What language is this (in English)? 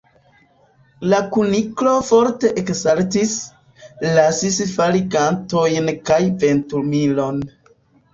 Esperanto